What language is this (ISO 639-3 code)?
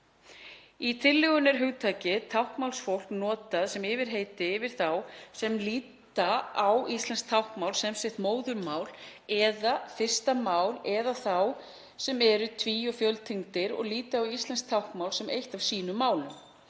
isl